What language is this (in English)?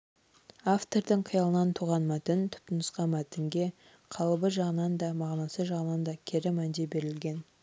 Kazakh